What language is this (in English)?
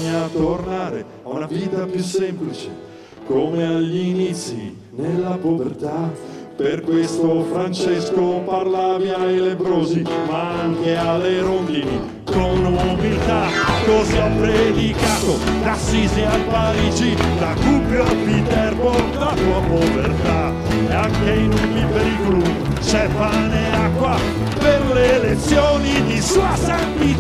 Italian